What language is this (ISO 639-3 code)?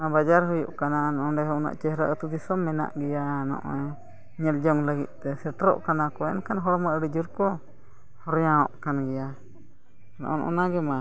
sat